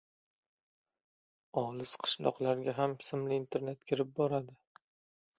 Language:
Uzbek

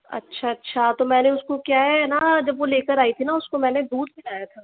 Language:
Hindi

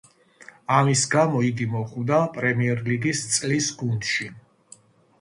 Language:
Georgian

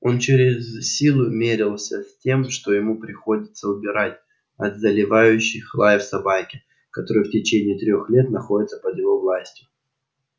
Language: Russian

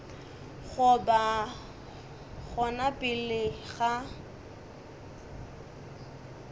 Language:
Northern Sotho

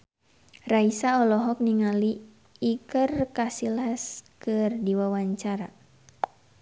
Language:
Sundanese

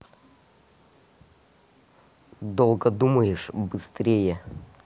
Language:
Russian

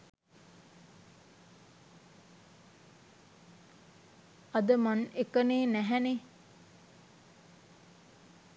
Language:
Sinhala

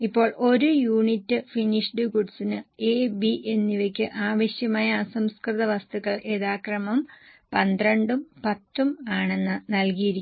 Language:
Malayalam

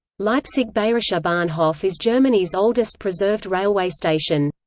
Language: English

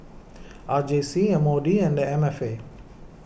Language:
English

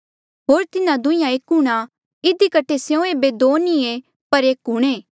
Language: Mandeali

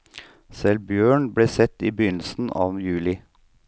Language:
Norwegian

